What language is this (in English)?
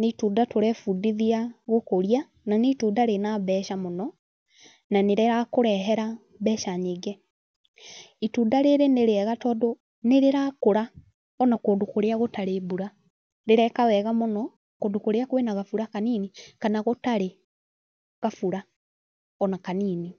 Kikuyu